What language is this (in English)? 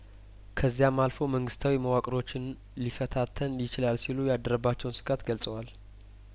Amharic